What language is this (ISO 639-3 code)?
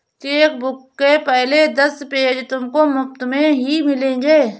hin